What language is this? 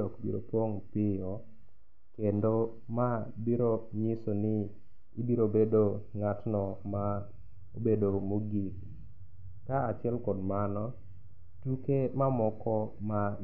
Luo (Kenya and Tanzania)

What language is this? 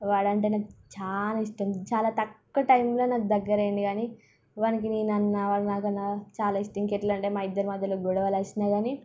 Telugu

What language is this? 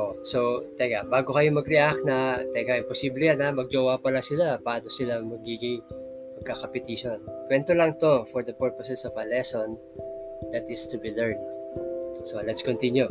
Filipino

